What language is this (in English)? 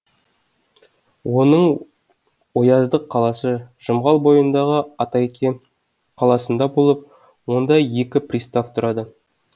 Kazakh